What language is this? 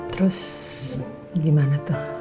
Indonesian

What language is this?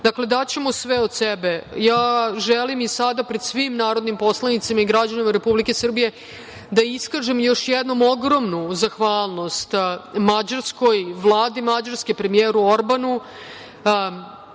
Serbian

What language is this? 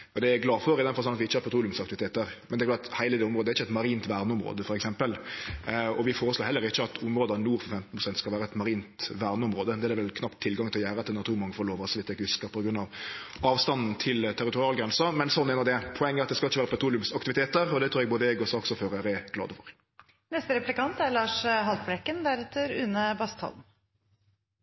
Norwegian Nynorsk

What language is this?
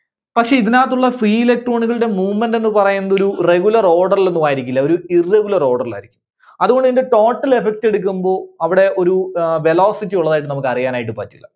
Malayalam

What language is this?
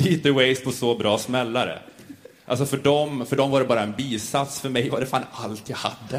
Swedish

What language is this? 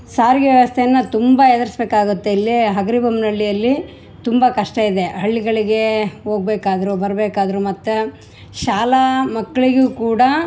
Kannada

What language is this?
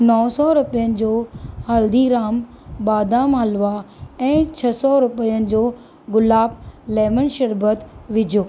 Sindhi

